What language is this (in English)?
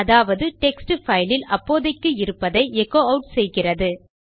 Tamil